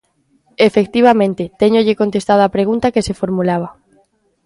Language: Galician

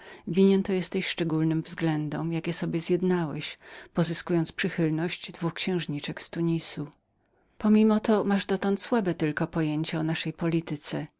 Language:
Polish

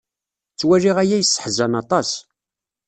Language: Kabyle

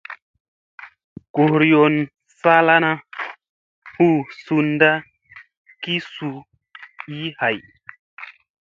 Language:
Musey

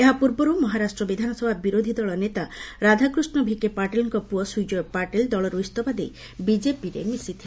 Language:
Odia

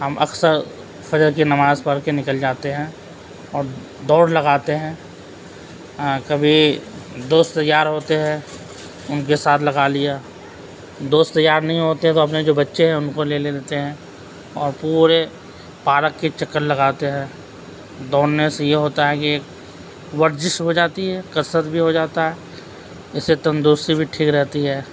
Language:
Urdu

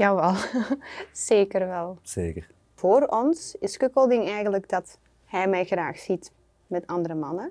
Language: Dutch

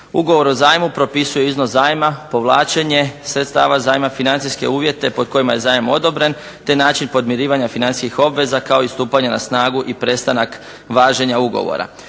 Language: Croatian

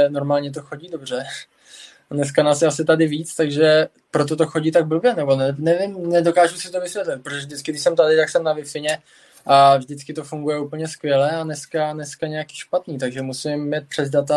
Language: Czech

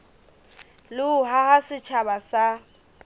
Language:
Southern Sotho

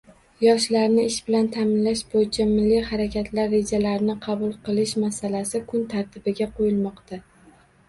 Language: Uzbek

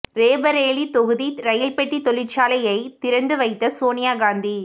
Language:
Tamil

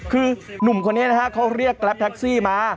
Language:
Thai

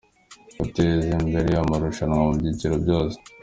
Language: Kinyarwanda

